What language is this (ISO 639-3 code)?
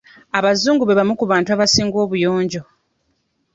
lug